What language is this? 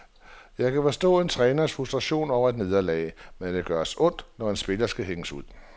Danish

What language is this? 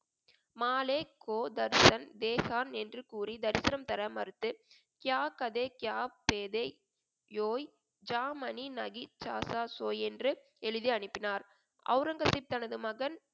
Tamil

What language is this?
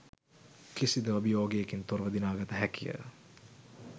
Sinhala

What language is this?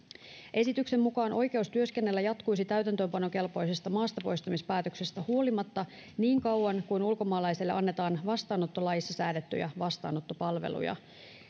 Finnish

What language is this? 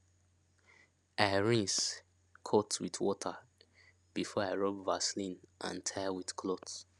Nigerian Pidgin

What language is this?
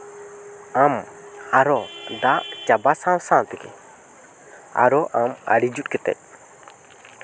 Santali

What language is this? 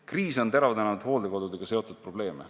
Estonian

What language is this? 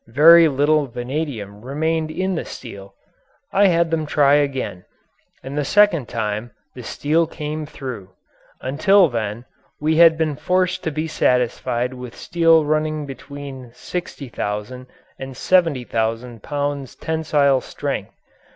English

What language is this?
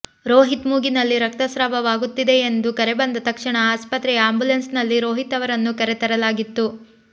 Kannada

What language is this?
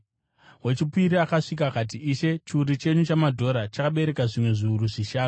Shona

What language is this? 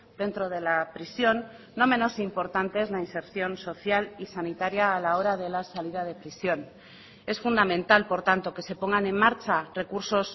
Spanish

